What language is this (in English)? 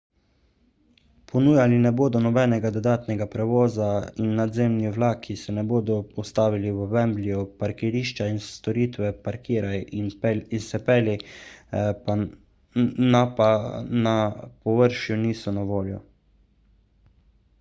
Slovenian